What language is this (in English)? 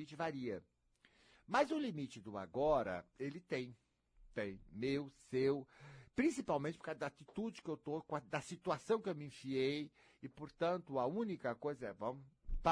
Portuguese